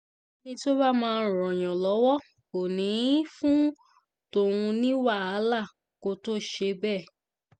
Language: Yoruba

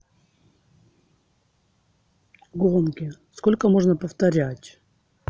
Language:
Russian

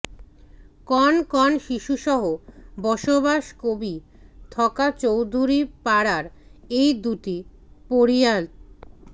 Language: Bangla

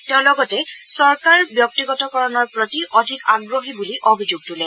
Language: Assamese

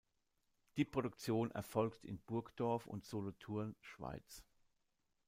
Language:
German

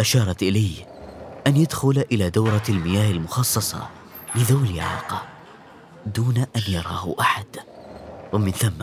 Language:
Arabic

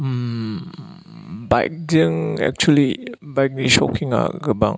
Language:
Bodo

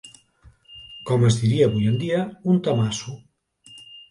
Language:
Catalan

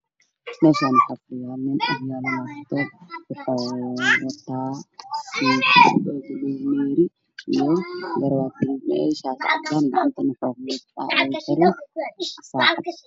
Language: Somali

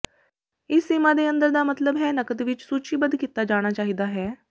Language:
Punjabi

